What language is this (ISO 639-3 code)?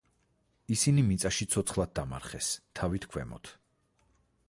kat